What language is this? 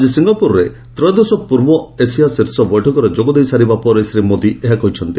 Odia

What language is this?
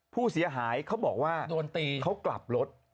Thai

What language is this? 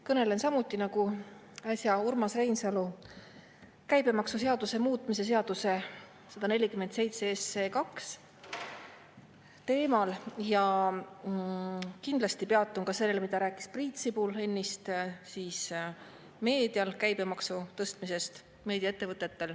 Estonian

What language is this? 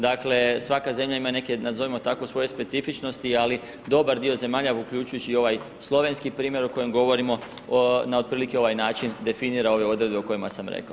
Croatian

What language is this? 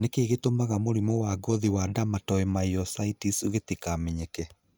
Kikuyu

